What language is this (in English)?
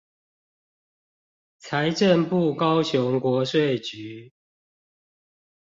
Chinese